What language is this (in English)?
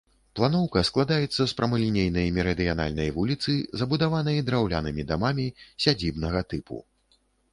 Belarusian